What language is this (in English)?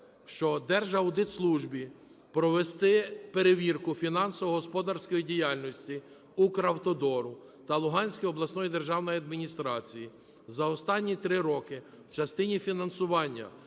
Ukrainian